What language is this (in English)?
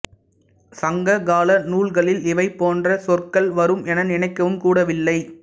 Tamil